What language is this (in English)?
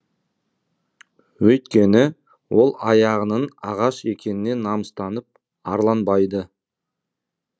Kazakh